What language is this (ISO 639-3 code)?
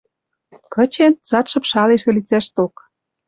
mrj